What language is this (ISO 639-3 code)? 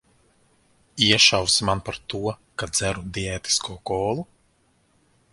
lav